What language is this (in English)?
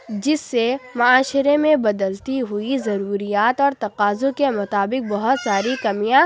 Urdu